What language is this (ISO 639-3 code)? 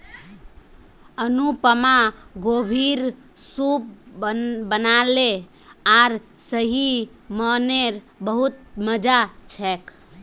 mag